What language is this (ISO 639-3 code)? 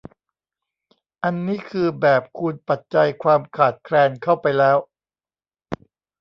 tha